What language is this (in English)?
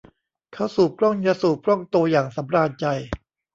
Thai